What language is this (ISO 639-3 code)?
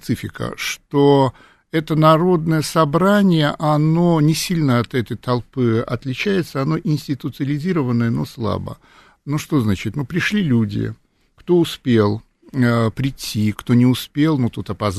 rus